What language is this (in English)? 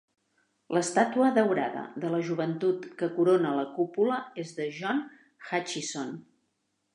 Catalan